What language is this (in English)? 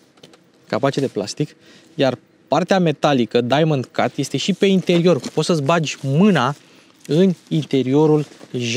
Romanian